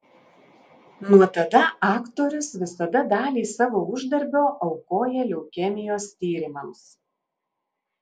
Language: Lithuanian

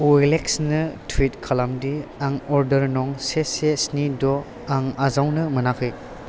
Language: Bodo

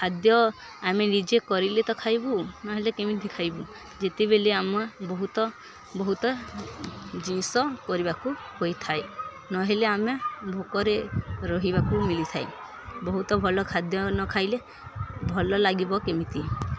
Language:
Odia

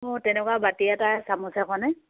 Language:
Assamese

